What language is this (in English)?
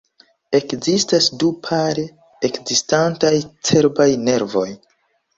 Esperanto